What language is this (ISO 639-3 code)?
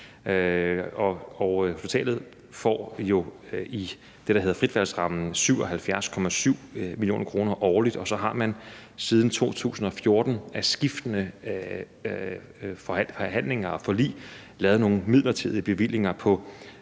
dan